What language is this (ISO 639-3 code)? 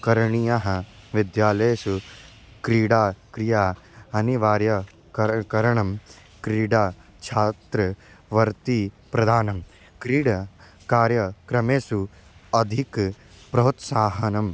san